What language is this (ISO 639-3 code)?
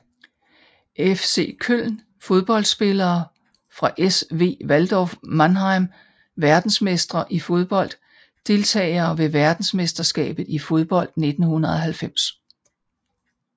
dan